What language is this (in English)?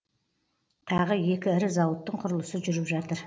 Kazakh